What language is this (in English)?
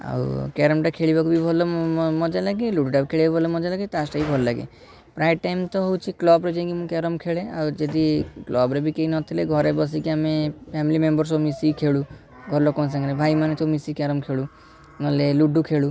Odia